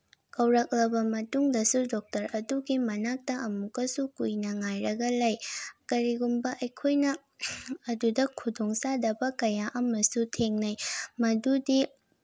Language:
Manipuri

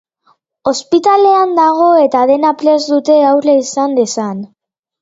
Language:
Basque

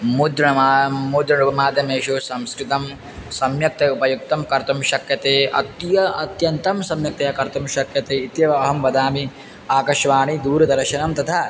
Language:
Sanskrit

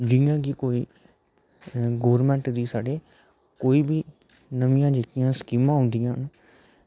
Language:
Dogri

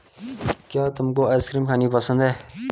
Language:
Hindi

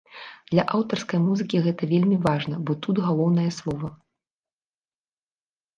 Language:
Belarusian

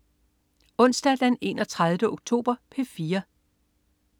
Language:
Danish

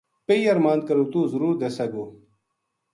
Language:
Gujari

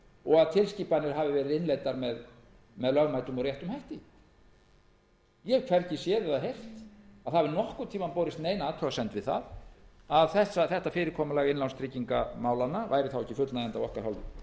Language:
Icelandic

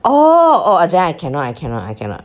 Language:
English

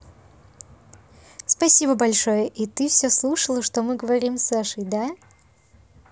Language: Russian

